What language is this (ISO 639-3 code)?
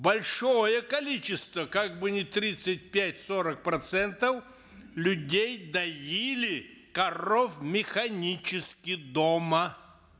kaz